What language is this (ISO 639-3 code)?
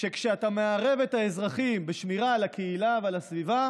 heb